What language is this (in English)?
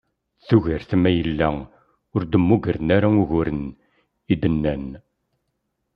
Kabyle